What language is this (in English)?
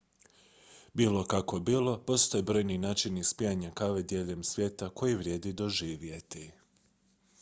Croatian